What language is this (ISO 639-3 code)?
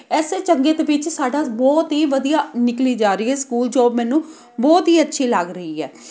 pan